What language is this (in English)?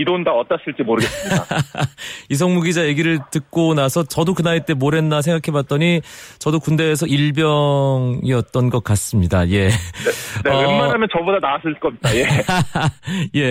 Korean